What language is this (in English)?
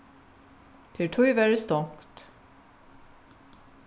Faroese